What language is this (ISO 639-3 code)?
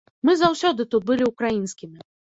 bel